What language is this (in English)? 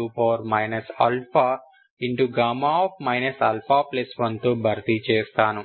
Telugu